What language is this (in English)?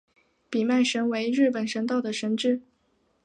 Chinese